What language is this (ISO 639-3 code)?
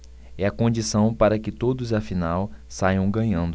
por